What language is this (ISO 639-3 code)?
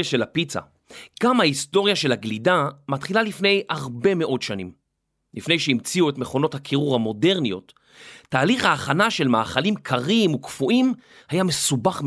heb